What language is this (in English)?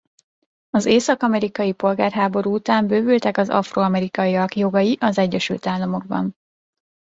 Hungarian